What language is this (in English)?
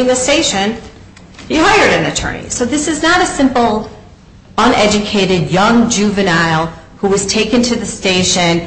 English